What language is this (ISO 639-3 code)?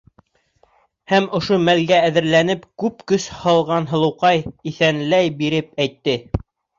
bak